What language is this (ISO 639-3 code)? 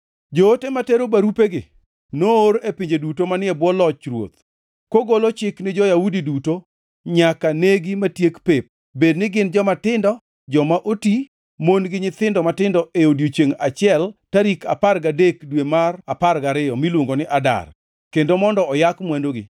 luo